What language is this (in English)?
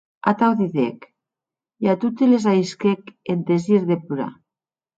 Occitan